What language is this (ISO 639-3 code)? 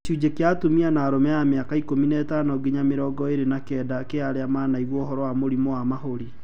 kik